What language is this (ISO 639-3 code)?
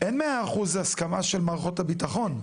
heb